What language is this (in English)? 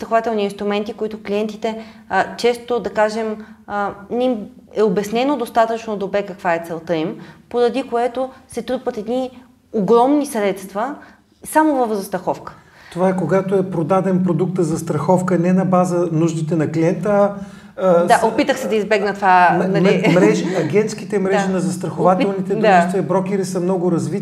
Bulgarian